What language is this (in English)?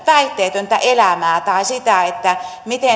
Finnish